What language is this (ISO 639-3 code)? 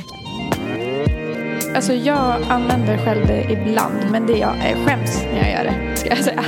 swe